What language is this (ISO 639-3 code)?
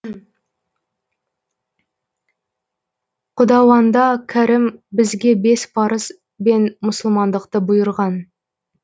kaz